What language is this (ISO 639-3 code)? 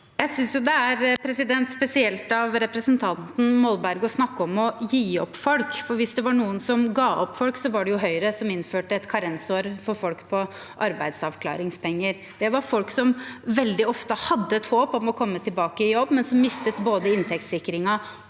nor